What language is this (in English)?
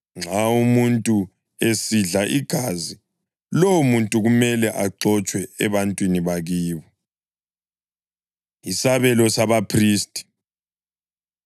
North Ndebele